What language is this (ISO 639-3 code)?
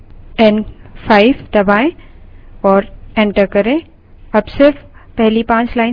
hin